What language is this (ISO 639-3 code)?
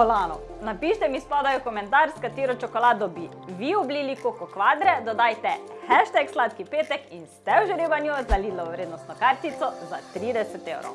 slv